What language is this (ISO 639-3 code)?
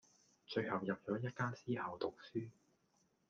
yue